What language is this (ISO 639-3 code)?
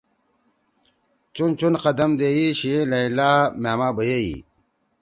trw